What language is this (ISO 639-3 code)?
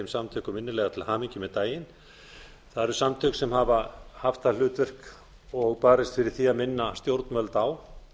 isl